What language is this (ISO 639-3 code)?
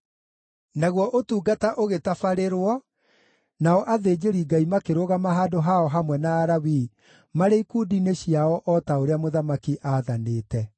kik